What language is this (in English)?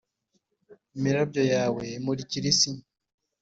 Kinyarwanda